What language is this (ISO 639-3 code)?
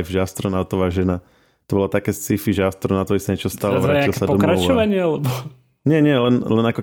slk